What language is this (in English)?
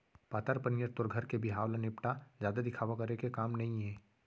Chhattisgarhi